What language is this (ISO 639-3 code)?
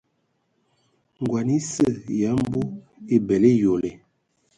ewo